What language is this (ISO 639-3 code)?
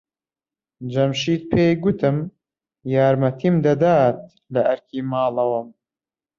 ckb